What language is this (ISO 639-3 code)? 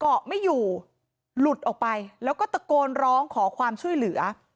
tha